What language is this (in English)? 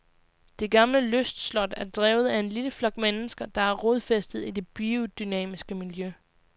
Danish